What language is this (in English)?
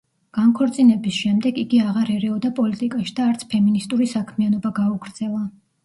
Georgian